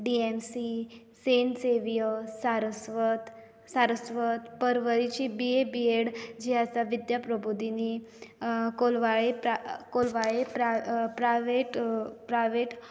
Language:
Konkani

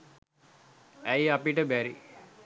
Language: Sinhala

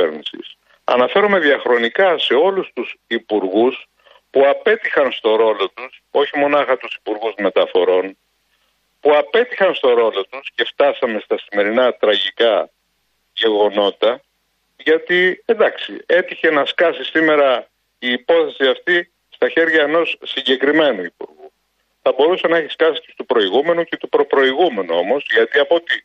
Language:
Greek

